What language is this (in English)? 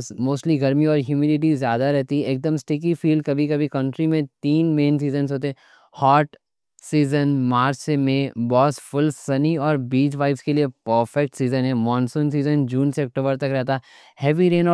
Deccan